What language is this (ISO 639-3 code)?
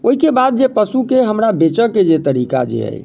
mai